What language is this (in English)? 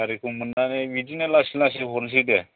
Bodo